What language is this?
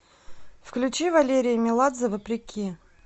Russian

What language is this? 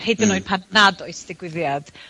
Welsh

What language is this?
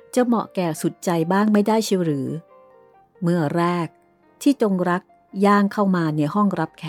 Thai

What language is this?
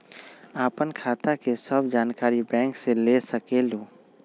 Magahi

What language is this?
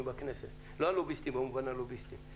Hebrew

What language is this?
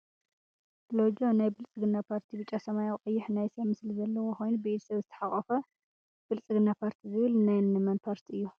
Tigrinya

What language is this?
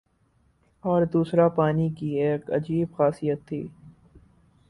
Urdu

